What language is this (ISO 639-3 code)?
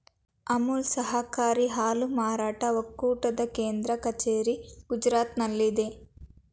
kan